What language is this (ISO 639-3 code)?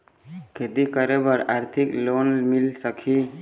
hne